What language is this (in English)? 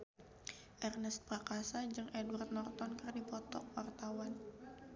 Sundanese